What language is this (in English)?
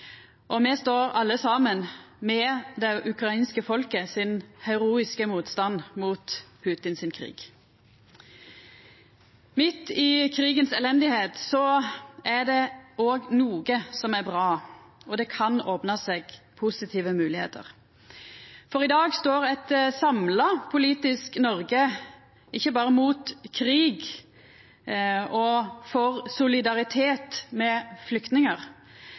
Norwegian Nynorsk